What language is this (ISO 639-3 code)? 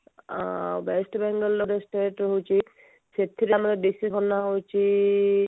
ori